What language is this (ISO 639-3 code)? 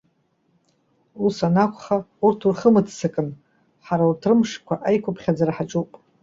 abk